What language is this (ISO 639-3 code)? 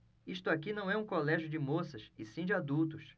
por